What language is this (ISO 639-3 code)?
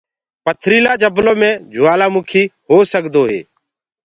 ggg